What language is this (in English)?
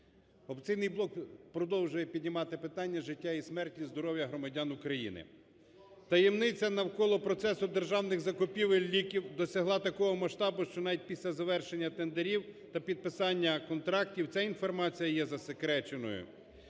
Ukrainian